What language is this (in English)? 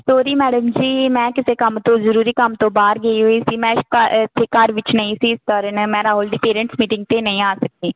Punjabi